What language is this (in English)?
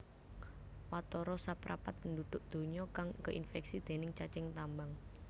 Javanese